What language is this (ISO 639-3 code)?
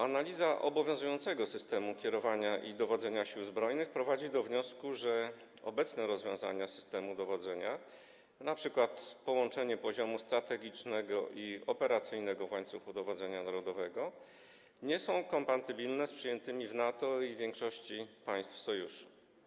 pol